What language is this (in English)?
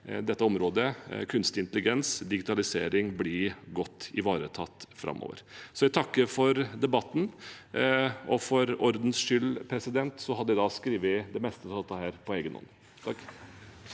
Norwegian